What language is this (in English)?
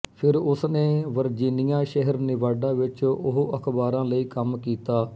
Punjabi